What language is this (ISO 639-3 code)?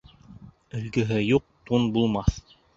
bak